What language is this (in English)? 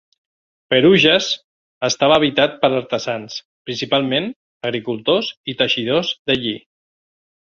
Catalan